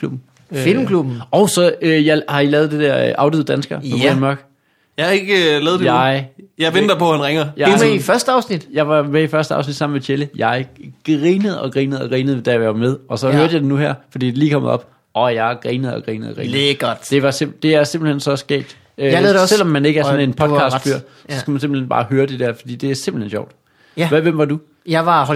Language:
Danish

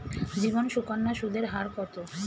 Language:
Bangla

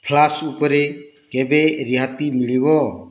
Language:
Odia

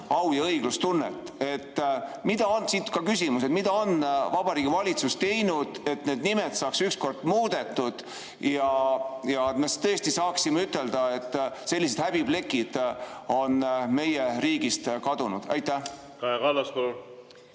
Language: Estonian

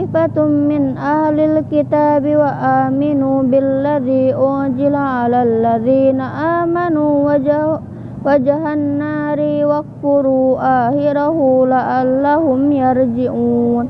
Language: Indonesian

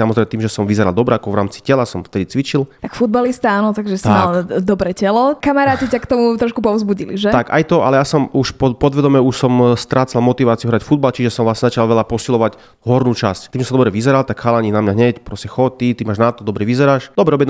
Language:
Slovak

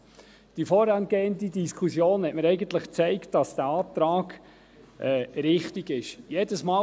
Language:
Swiss German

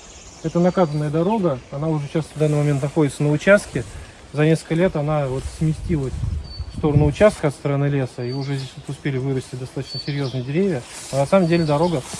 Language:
Russian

